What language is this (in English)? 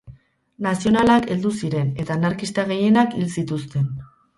Basque